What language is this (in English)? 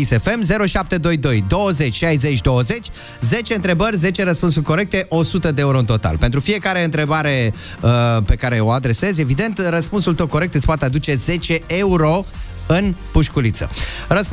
Romanian